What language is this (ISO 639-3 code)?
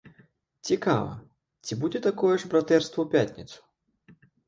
bel